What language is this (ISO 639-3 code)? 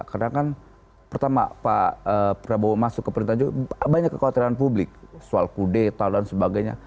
ind